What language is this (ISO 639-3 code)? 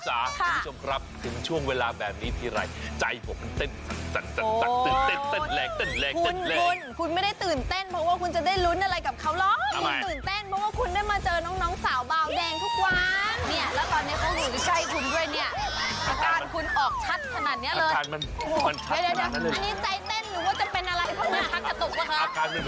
tha